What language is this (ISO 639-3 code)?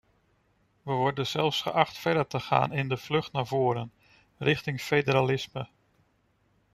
nld